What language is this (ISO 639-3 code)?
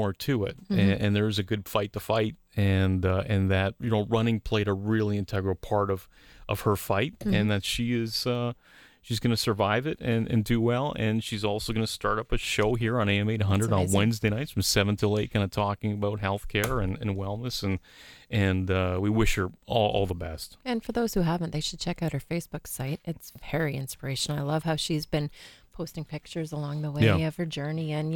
eng